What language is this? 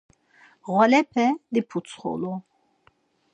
Laz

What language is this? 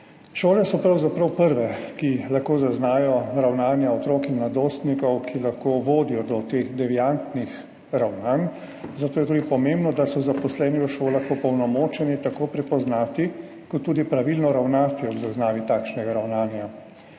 Slovenian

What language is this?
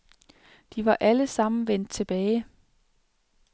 Danish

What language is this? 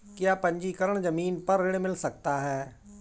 Hindi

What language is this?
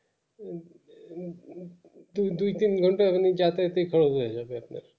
Bangla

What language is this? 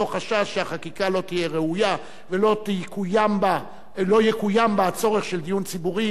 Hebrew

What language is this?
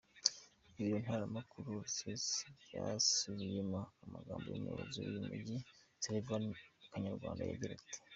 Kinyarwanda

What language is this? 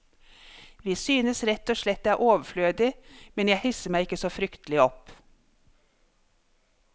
Norwegian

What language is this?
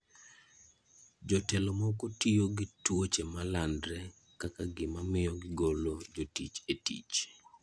Luo (Kenya and Tanzania)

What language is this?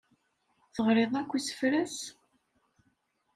Kabyle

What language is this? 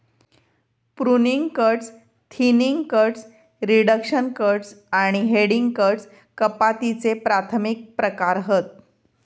Marathi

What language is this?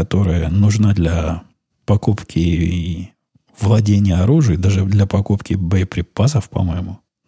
Russian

